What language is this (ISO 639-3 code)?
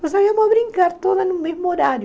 por